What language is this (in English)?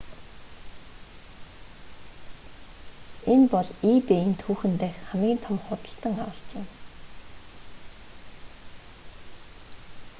Mongolian